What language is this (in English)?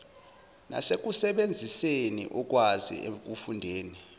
Zulu